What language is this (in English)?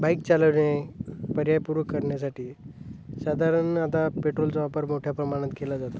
Marathi